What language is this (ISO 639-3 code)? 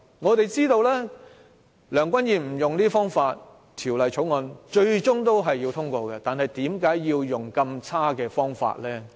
yue